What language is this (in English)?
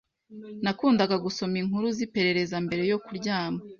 Kinyarwanda